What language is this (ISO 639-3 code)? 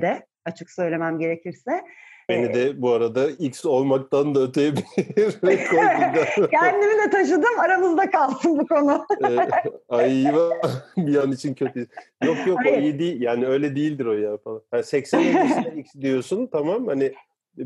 tur